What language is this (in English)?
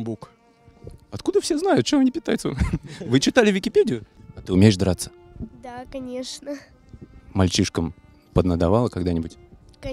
Russian